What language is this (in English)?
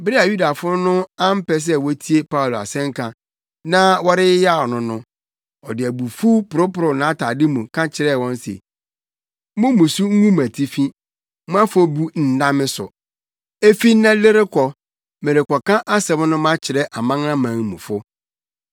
Akan